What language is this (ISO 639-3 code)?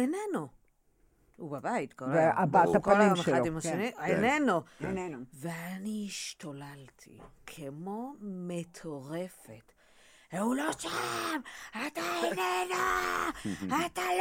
heb